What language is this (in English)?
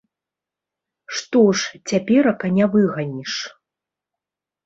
Belarusian